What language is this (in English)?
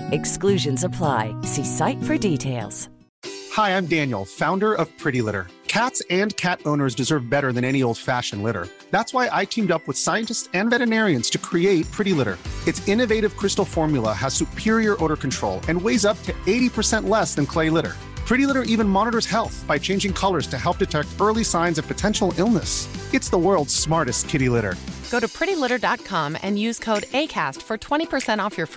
Urdu